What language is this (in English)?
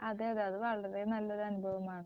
Malayalam